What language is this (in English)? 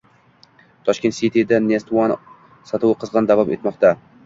Uzbek